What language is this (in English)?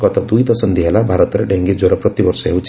Odia